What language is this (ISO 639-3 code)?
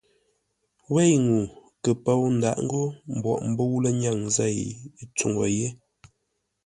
nla